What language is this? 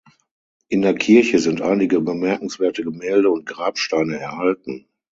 German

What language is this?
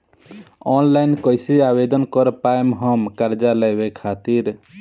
Bhojpuri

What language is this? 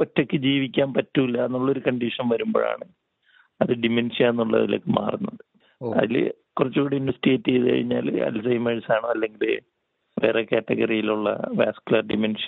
Malayalam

